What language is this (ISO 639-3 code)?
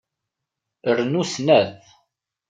kab